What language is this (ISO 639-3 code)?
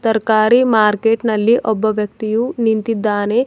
kan